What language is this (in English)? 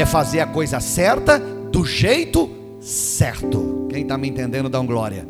Portuguese